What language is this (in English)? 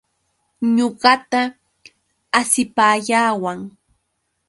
Yauyos Quechua